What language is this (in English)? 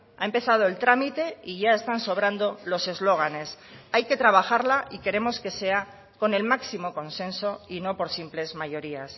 Spanish